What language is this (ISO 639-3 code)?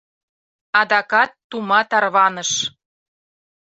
chm